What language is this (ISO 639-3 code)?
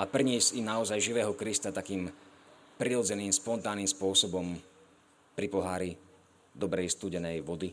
slk